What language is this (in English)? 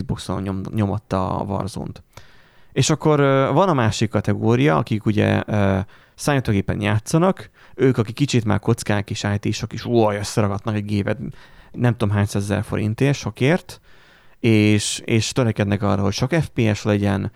Hungarian